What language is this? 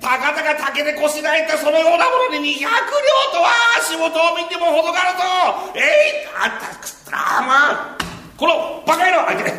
Japanese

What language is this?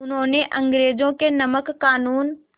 Hindi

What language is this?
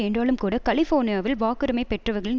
Tamil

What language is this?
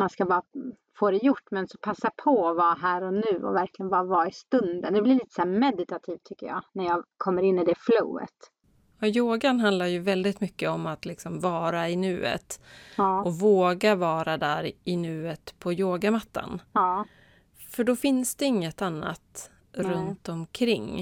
Swedish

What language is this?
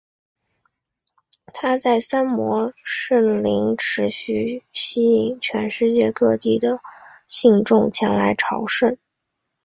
Chinese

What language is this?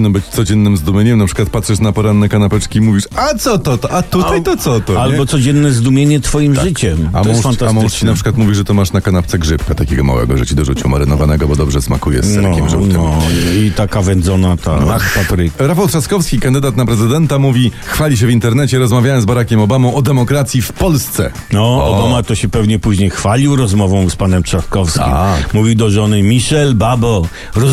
Polish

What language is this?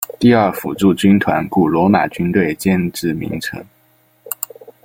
Chinese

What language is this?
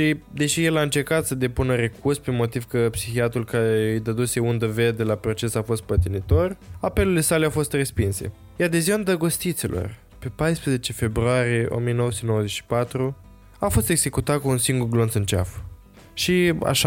Romanian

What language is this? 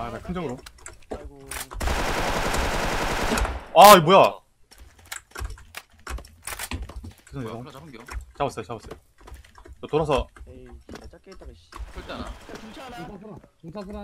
Korean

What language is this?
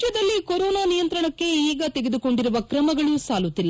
Kannada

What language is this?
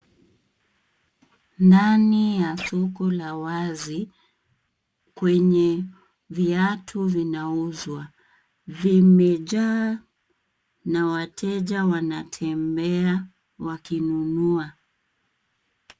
Swahili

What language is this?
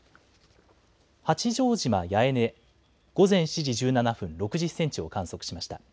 Japanese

